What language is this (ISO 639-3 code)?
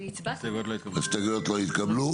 heb